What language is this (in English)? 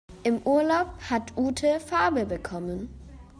German